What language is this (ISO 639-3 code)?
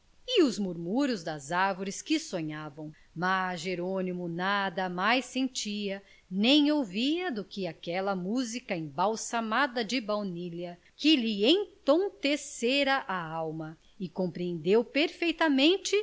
por